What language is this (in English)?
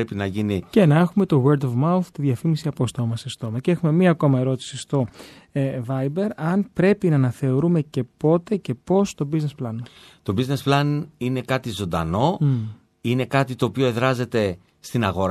Greek